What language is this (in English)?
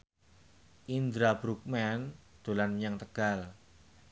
Javanese